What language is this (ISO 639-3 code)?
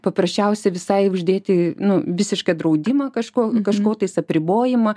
lit